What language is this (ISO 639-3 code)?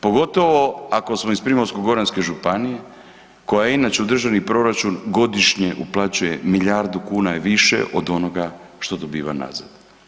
hrv